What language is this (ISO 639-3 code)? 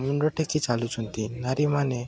ori